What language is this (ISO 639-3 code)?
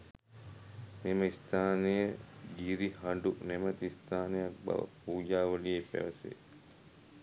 sin